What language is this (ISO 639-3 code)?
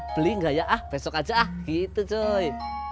ind